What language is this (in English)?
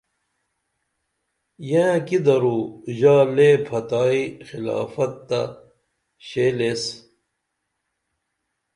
Dameli